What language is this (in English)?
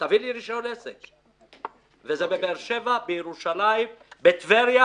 Hebrew